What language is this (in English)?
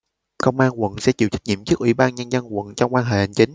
Vietnamese